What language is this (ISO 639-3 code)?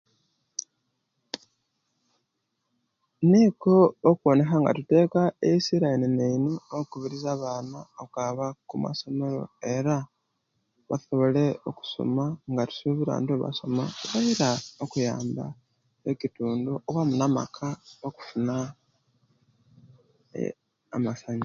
lke